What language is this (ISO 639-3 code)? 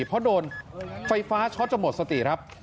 tha